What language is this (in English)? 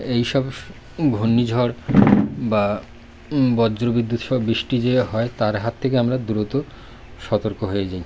Bangla